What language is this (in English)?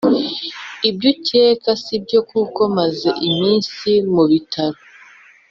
Kinyarwanda